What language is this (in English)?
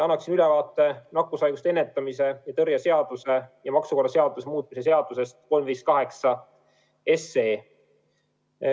Estonian